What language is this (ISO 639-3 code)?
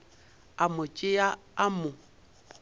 nso